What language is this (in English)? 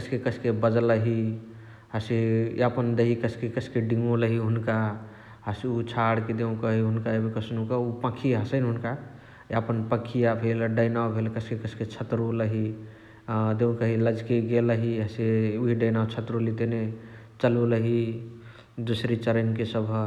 Chitwania Tharu